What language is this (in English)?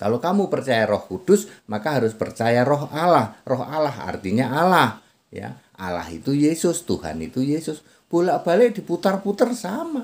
Indonesian